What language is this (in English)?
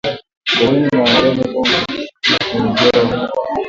Swahili